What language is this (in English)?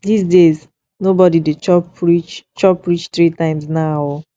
Nigerian Pidgin